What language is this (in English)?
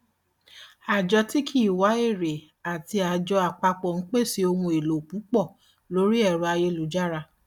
Yoruba